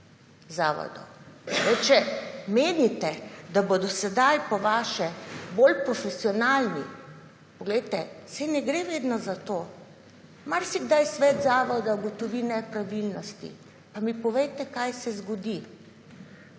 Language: Slovenian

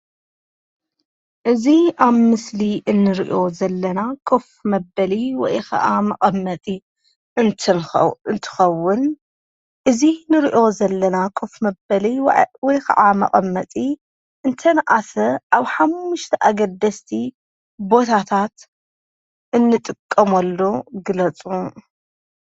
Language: Tigrinya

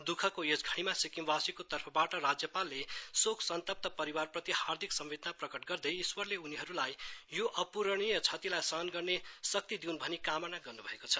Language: Nepali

